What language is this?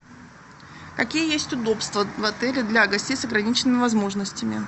Russian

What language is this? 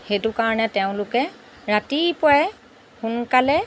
Assamese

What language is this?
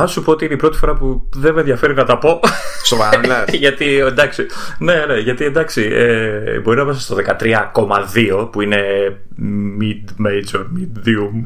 Greek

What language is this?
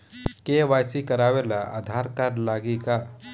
Bhojpuri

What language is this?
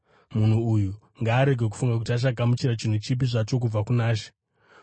Shona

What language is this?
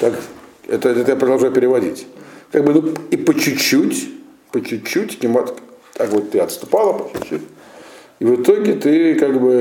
Russian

